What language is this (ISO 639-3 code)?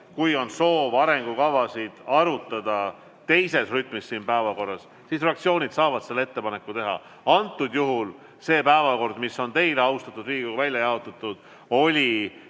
est